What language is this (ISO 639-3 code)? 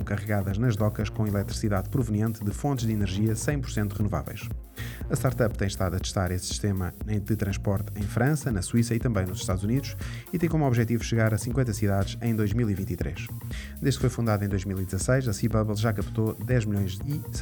por